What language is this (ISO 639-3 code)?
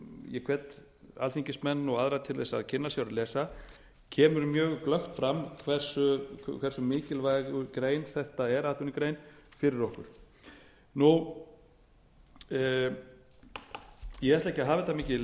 isl